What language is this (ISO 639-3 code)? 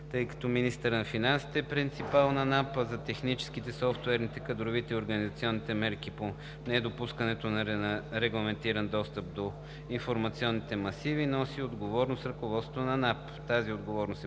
bul